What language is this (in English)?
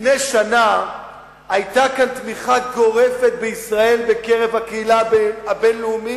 Hebrew